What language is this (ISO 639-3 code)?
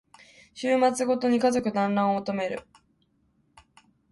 jpn